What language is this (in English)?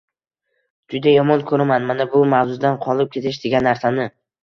Uzbek